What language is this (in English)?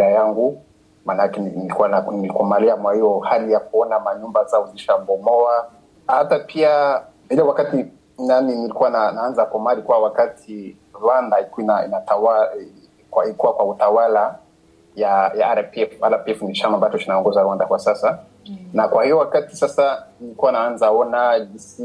Swahili